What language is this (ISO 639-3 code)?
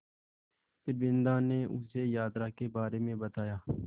hin